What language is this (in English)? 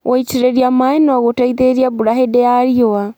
Kikuyu